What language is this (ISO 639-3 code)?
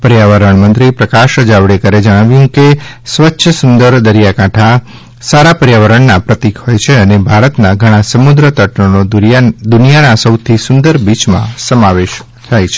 guj